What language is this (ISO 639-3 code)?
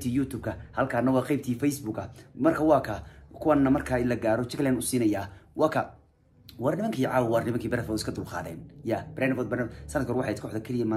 ara